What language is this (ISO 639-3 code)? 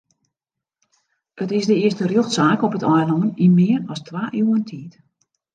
fry